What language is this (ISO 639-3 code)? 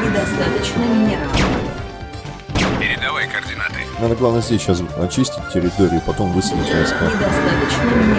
rus